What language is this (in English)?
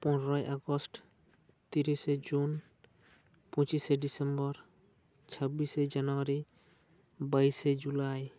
Santali